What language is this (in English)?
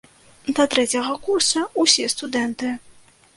Belarusian